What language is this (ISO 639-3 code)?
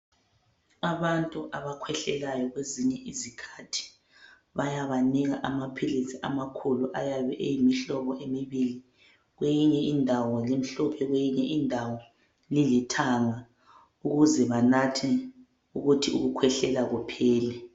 nde